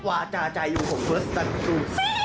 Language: Thai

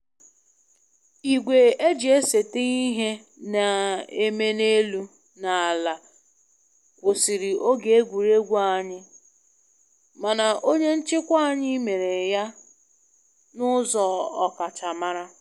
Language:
Igbo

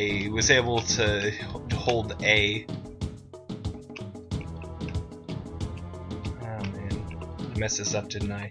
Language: English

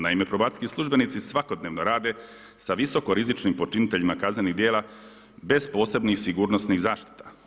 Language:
Croatian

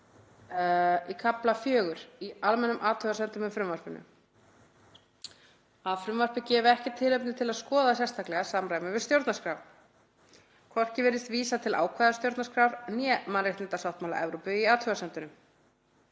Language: Icelandic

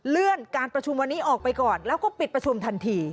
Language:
Thai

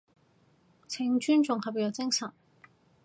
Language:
Cantonese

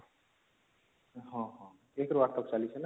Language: Odia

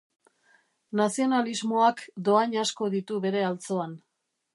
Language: Basque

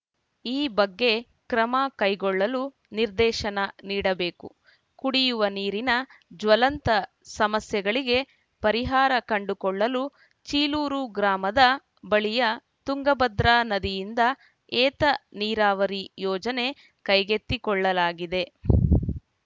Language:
Kannada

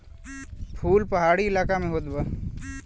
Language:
Bhojpuri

